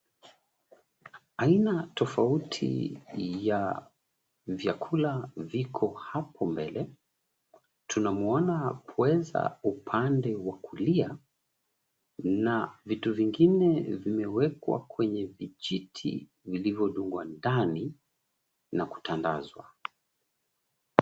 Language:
Swahili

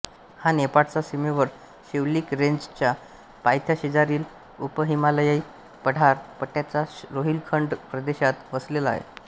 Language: Marathi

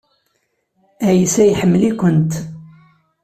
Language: Kabyle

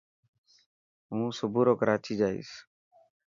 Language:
Dhatki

